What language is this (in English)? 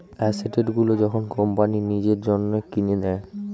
Bangla